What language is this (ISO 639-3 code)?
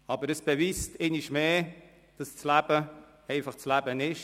gsw